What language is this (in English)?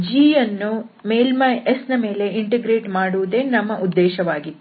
Kannada